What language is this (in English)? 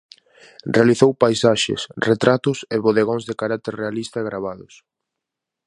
Galician